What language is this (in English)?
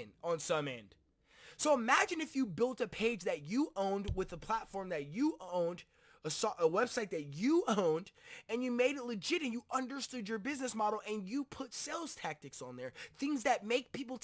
English